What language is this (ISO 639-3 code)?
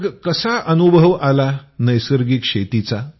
mar